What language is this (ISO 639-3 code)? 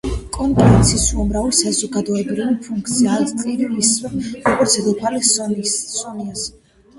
kat